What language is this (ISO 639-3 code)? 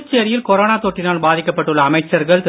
tam